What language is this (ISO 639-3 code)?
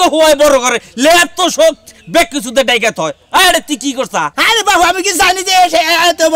ara